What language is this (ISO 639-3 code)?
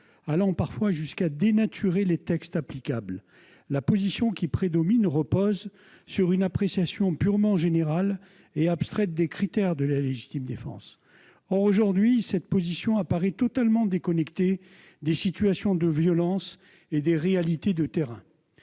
fra